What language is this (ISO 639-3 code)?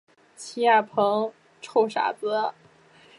zho